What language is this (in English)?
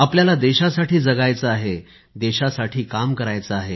Marathi